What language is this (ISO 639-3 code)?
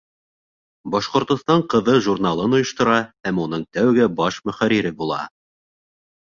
bak